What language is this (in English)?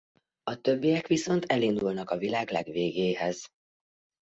Hungarian